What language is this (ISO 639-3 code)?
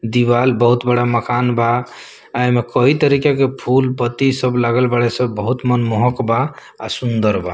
bho